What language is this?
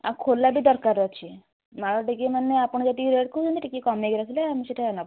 Odia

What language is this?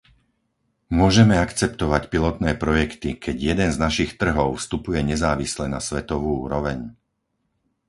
Slovak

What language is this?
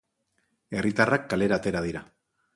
Basque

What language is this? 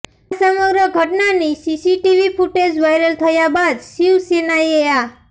Gujarati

